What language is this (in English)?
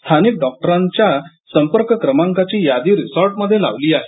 Marathi